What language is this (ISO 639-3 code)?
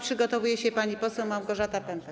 pol